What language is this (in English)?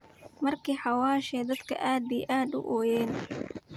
Somali